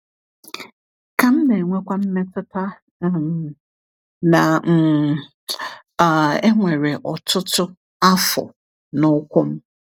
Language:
Igbo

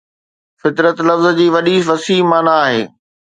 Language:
Sindhi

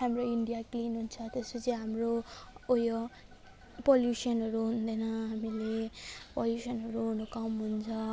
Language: Nepali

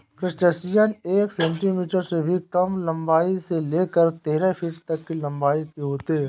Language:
Hindi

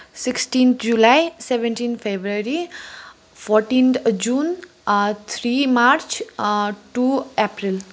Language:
Nepali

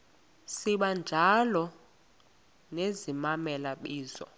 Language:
Xhosa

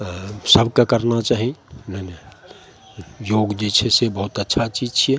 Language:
Maithili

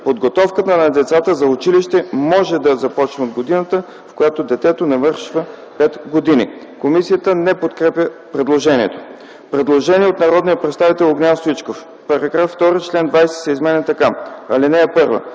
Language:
Bulgarian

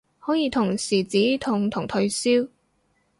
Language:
Cantonese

